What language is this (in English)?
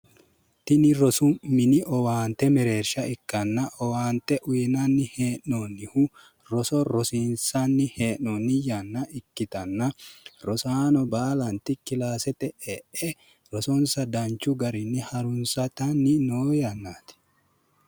Sidamo